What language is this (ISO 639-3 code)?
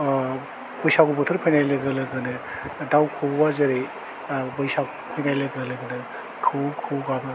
brx